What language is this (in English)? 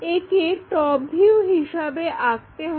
Bangla